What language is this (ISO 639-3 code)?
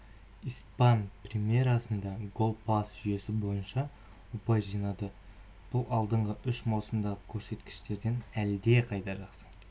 kaz